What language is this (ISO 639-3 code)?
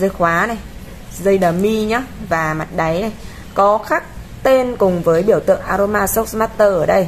vie